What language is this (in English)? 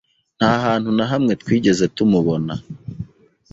Kinyarwanda